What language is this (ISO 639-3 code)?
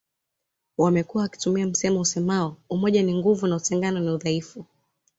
swa